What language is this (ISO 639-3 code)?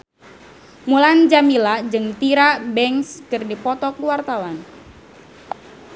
sun